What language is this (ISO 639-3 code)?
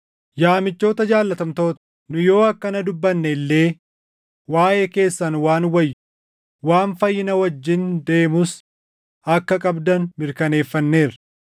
orm